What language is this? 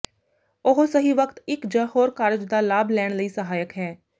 Punjabi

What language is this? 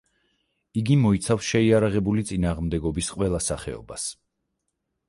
Georgian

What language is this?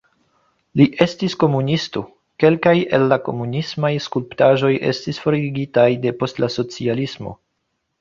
Esperanto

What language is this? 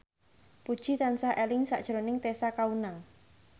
Javanese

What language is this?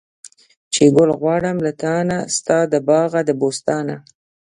Pashto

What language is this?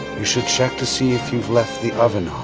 English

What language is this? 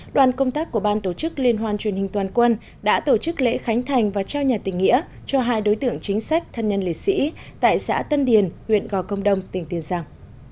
Vietnamese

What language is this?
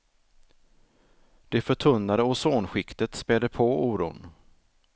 Swedish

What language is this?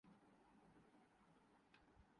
Urdu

